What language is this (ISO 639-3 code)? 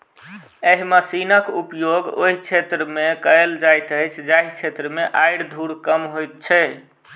mai